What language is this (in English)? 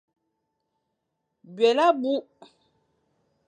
Fang